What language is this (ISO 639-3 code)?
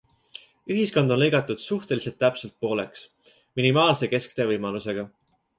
est